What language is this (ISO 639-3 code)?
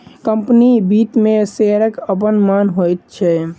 mai